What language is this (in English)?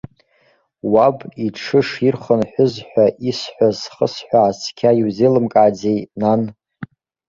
Abkhazian